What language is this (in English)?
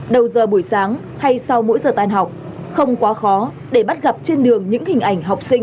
Vietnamese